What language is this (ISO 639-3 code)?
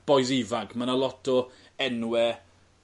cym